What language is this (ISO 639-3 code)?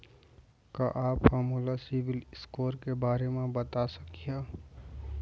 hne